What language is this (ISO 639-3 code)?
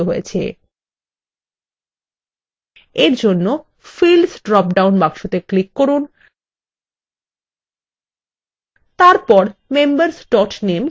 ben